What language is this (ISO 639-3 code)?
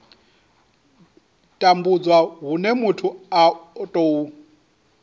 ven